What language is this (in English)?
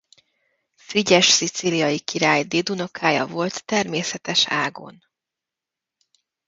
Hungarian